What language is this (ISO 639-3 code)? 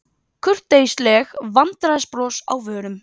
isl